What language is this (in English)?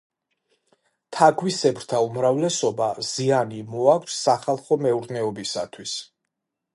Georgian